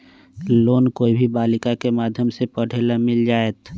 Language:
Magahi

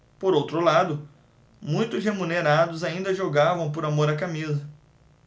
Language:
Portuguese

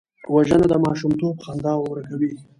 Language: Pashto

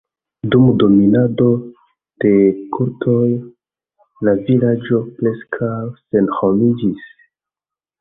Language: Esperanto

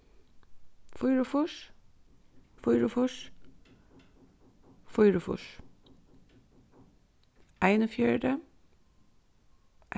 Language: Faroese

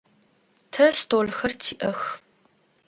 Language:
Adyghe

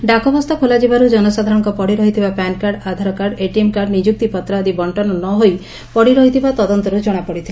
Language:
Odia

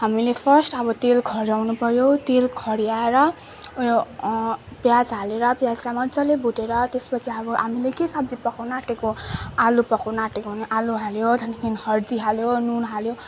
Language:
Nepali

